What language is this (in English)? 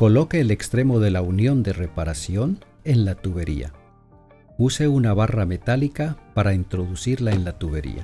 Spanish